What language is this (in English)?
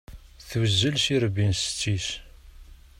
Kabyle